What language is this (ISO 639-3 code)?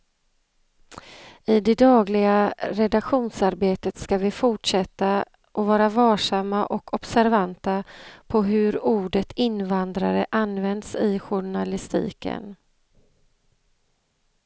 swe